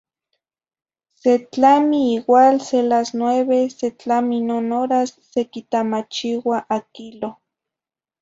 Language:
Zacatlán-Ahuacatlán-Tepetzintla Nahuatl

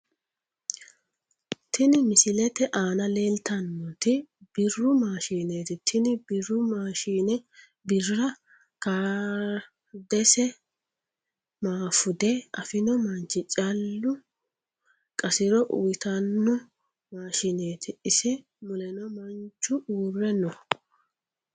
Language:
Sidamo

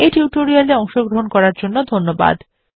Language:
Bangla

